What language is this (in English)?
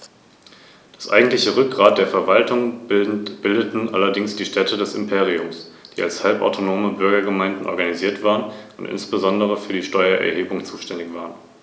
German